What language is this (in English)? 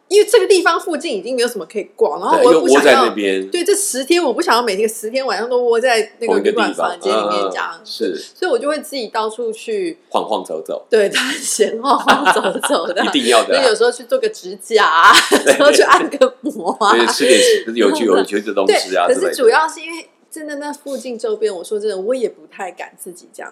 Chinese